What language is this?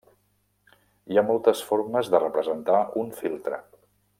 Catalan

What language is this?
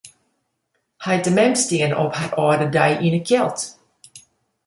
Western Frisian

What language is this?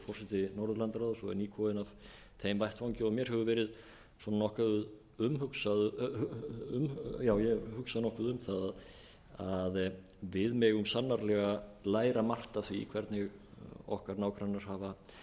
Icelandic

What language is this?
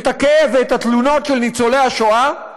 Hebrew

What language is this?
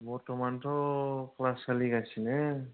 Bodo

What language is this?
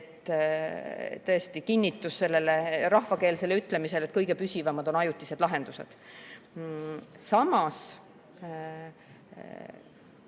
Estonian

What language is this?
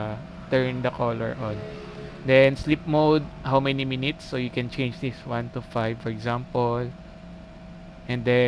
English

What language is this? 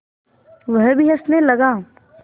Hindi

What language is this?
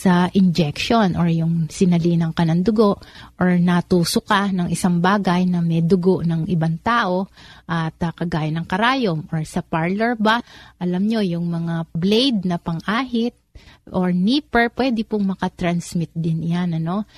Filipino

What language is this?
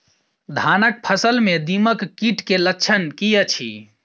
Maithili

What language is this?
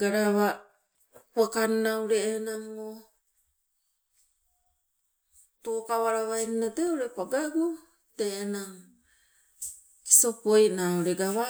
Sibe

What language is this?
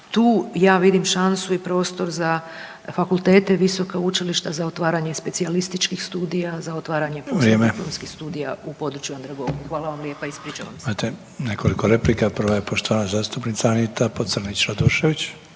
Croatian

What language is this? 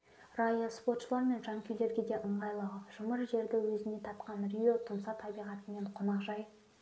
Kazakh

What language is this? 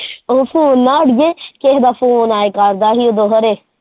Punjabi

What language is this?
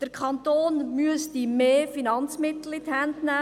Swiss German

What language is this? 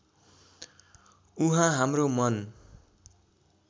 Nepali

